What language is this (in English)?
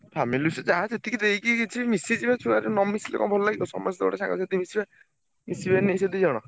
Odia